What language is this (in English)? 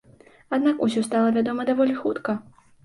Belarusian